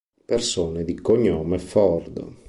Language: Italian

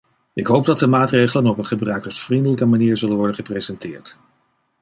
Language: Dutch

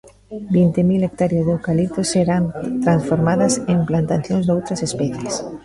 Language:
Galician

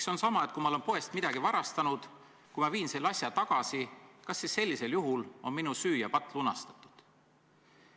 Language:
Estonian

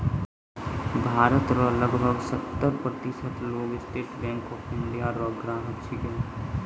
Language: Maithili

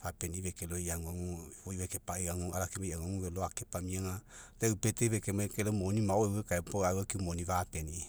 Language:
Mekeo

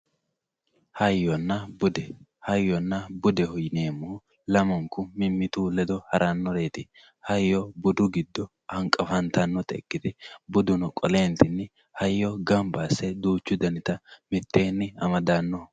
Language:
Sidamo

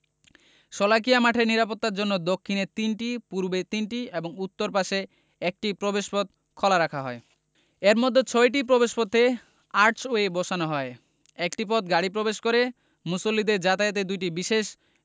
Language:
Bangla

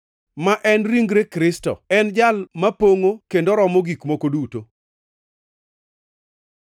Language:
Luo (Kenya and Tanzania)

